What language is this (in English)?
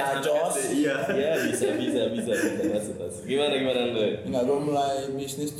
Indonesian